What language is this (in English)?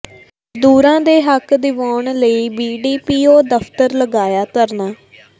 Punjabi